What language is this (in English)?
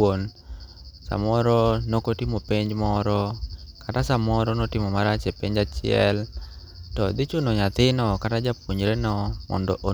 Luo (Kenya and Tanzania)